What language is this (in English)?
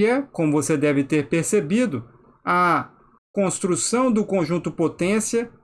Portuguese